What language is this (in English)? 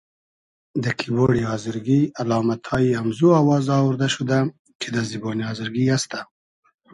Hazaragi